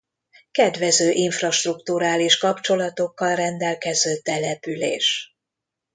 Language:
Hungarian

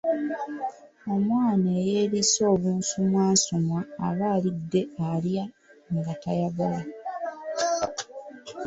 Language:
Ganda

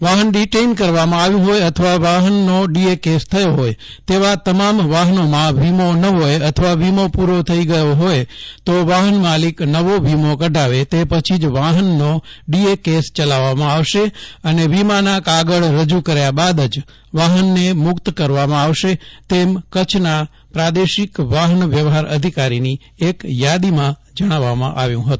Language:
Gujarati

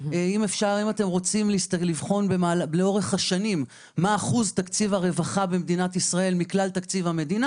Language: Hebrew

